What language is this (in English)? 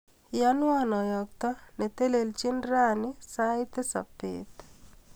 Kalenjin